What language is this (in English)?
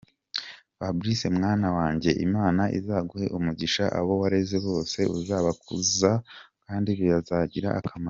Kinyarwanda